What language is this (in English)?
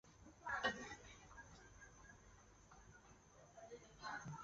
Chinese